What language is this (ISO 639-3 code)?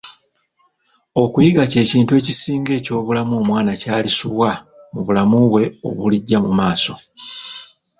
lug